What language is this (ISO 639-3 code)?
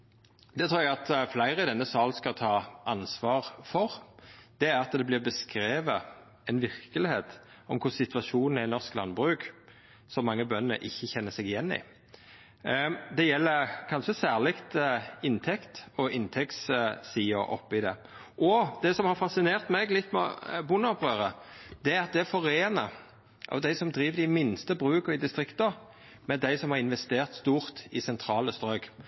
nno